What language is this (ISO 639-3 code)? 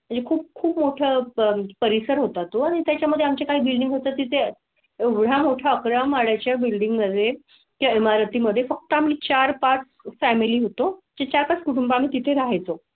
mar